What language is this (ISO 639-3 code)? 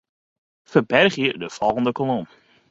fry